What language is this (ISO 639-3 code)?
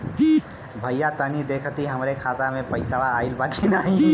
bho